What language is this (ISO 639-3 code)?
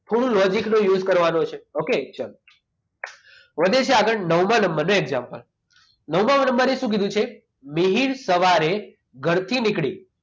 guj